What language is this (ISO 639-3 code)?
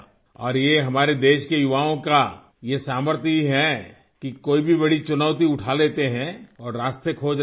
urd